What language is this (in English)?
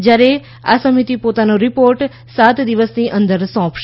Gujarati